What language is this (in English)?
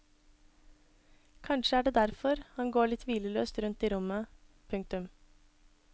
Norwegian